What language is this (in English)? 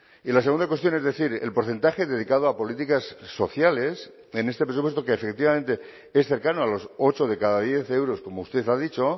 Spanish